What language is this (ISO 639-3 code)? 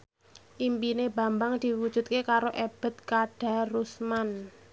jav